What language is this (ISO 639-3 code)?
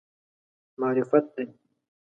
pus